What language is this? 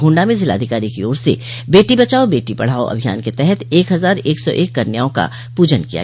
Hindi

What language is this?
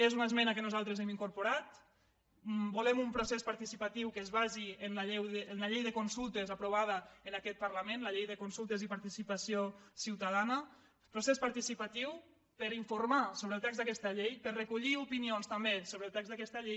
Catalan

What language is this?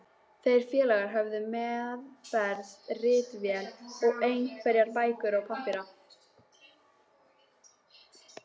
Icelandic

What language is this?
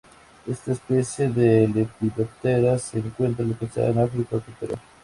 Spanish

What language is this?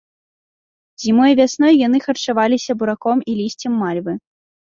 Belarusian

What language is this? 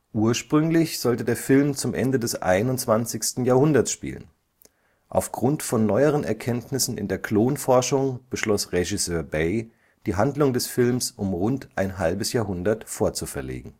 German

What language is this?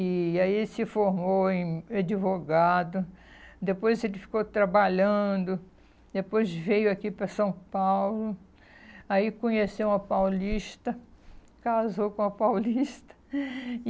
Portuguese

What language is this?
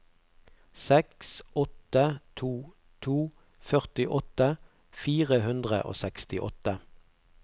Norwegian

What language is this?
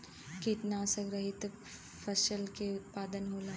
Bhojpuri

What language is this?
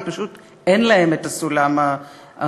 Hebrew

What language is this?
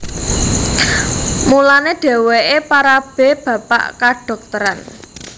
Javanese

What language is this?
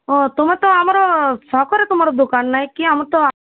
Odia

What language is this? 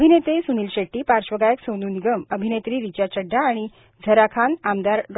Marathi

